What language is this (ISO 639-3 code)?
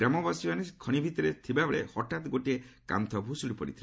ori